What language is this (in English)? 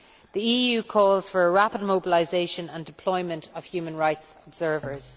English